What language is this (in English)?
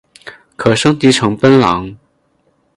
Chinese